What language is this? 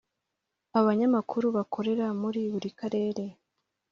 Kinyarwanda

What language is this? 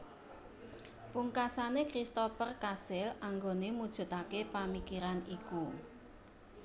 Javanese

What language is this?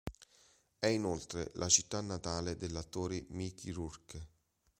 Italian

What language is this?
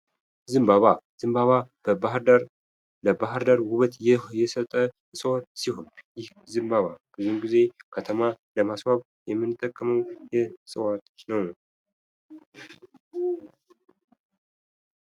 Amharic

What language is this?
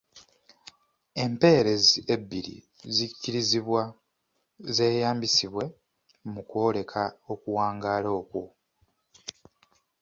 Ganda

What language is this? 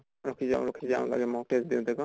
Assamese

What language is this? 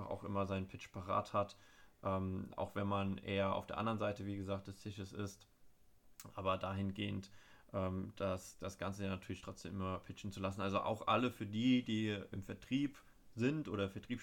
German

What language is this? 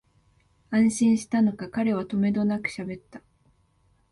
Japanese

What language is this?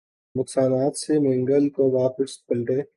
Urdu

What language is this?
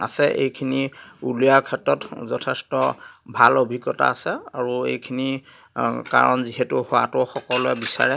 Assamese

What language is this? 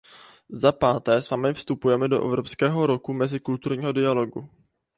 Czech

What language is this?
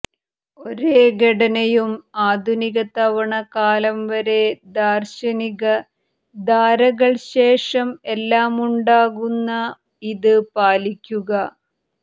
Malayalam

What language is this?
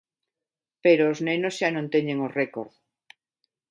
Galician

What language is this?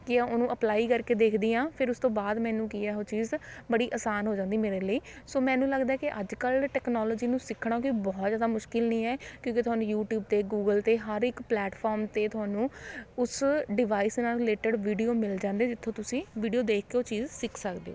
Punjabi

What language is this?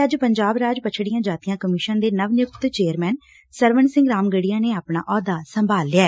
Punjabi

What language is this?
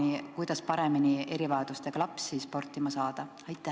Estonian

